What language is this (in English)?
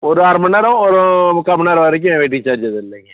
Tamil